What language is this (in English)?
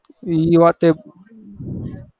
Gujarati